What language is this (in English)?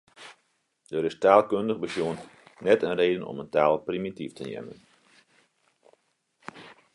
Western Frisian